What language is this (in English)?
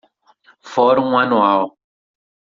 Portuguese